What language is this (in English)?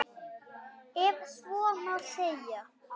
Icelandic